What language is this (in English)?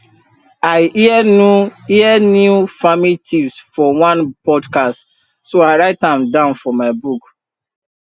Nigerian Pidgin